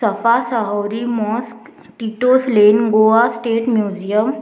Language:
Konkani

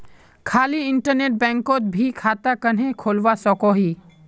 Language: Magahi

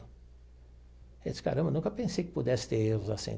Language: Portuguese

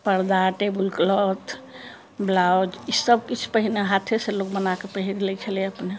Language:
Maithili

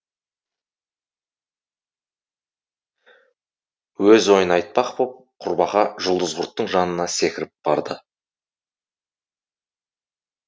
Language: Kazakh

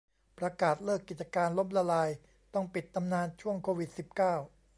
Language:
Thai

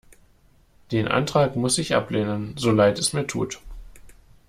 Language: German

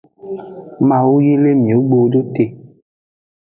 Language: Aja (Benin)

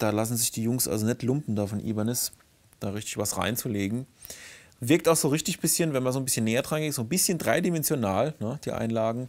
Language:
German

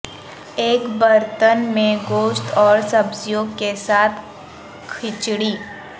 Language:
Urdu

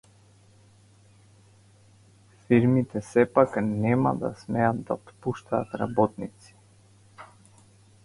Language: Macedonian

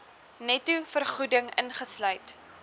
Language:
Afrikaans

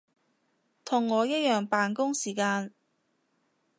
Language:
Cantonese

